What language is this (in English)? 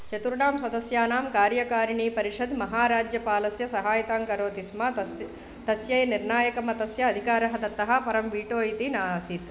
Sanskrit